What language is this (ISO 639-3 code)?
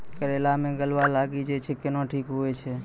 mai